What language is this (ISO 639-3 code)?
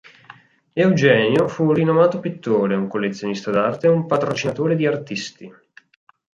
ita